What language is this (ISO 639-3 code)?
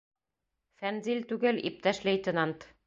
bak